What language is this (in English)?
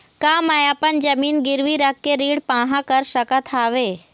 Chhattisgarhi